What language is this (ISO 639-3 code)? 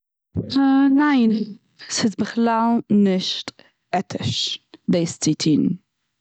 yid